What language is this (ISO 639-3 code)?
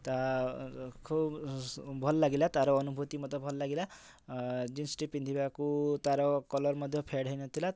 ori